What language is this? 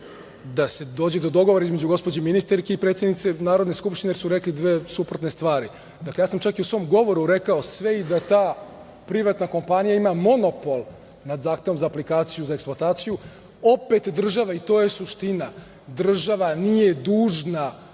Serbian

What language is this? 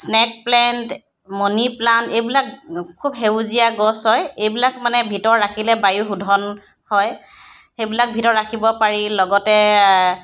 Assamese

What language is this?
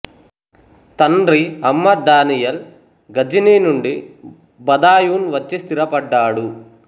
Telugu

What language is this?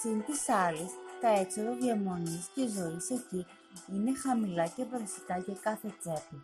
Greek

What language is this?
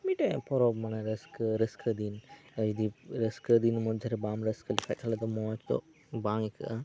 Santali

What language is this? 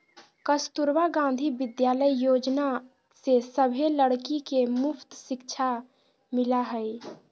Magahi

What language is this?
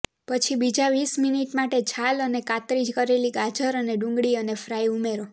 Gujarati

